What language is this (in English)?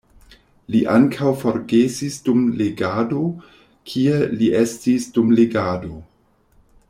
Esperanto